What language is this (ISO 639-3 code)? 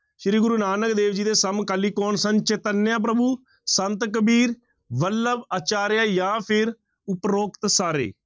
pan